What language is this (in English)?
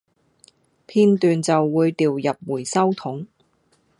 Cantonese